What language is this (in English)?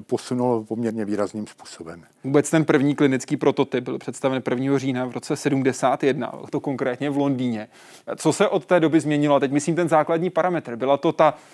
Czech